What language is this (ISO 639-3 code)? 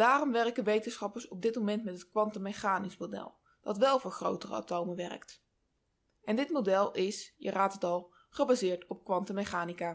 nld